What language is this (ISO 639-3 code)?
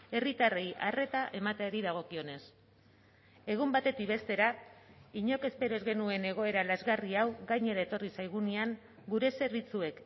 eus